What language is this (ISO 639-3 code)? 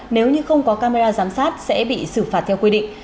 vie